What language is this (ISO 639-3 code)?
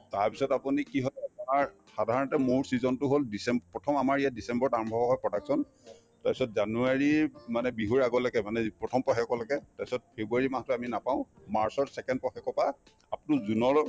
asm